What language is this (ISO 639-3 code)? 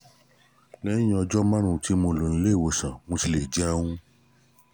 yor